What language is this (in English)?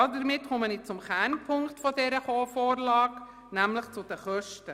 Swiss German